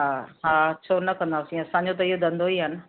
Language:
Sindhi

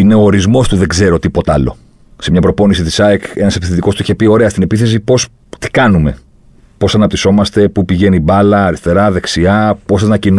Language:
Greek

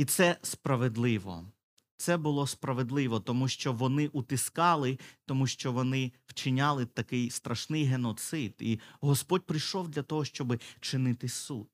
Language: Ukrainian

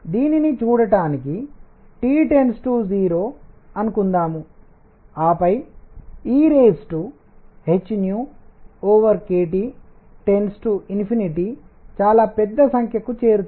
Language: Telugu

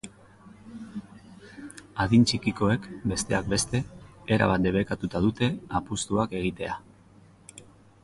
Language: Basque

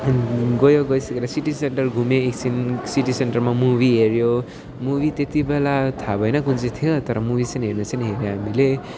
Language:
Nepali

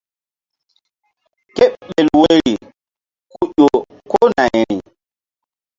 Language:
Mbum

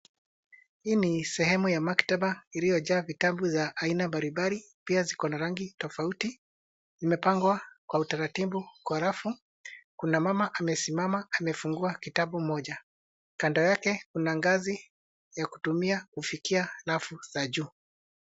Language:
Swahili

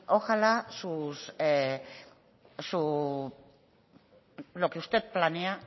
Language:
Spanish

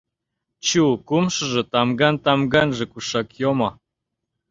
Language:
Mari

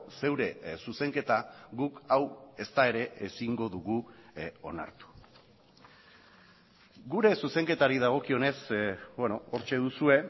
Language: Basque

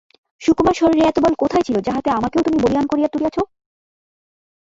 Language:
Bangla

